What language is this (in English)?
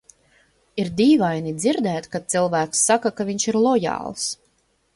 Latvian